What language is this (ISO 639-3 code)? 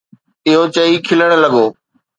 snd